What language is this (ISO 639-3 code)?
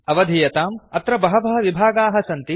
san